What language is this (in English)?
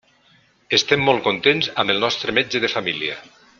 Catalan